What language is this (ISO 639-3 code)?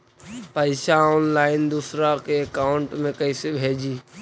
mag